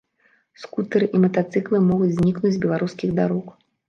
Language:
Belarusian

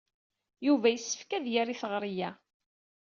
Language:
Kabyle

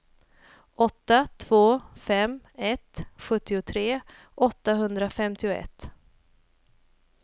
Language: Swedish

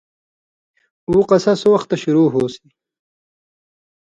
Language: Indus Kohistani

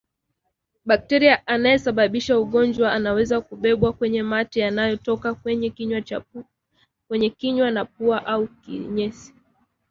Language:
Swahili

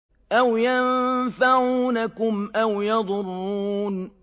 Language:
Arabic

